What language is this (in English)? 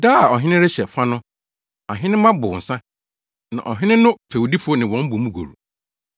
Akan